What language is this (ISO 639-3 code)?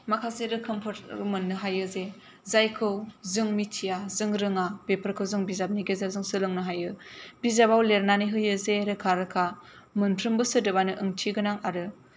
brx